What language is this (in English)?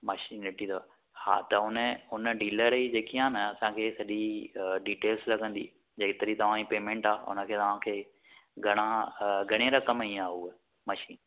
Sindhi